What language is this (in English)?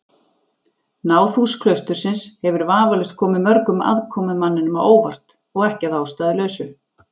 Icelandic